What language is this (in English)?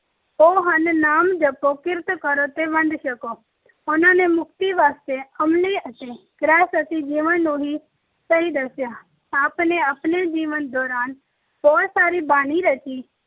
Punjabi